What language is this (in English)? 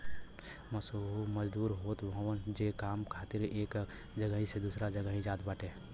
Bhojpuri